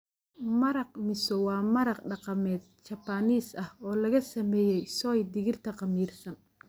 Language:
Somali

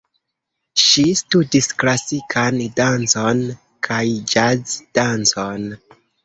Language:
Esperanto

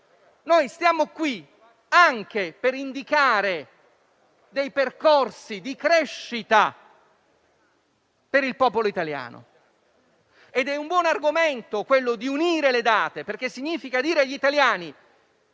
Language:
Italian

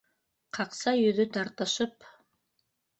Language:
Bashkir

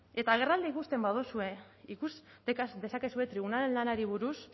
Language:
Basque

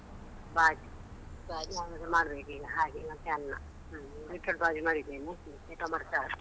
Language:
Kannada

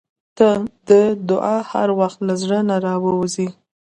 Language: Pashto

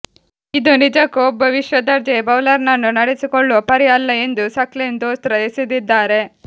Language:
Kannada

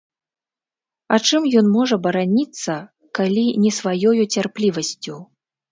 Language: Belarusian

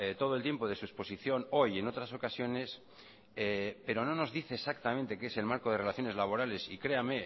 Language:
Spanish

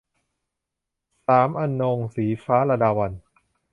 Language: Thai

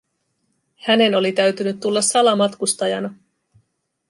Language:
Finnish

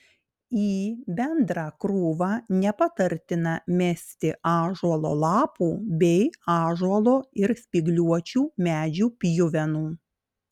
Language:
Lithuanian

